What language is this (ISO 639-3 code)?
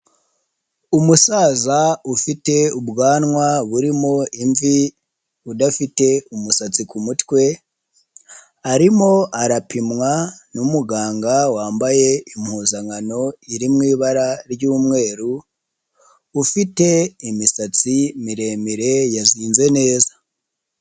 kin